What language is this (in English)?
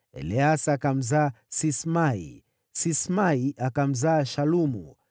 Swahili